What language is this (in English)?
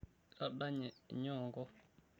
Masai